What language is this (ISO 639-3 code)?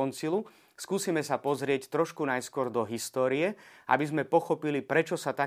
slk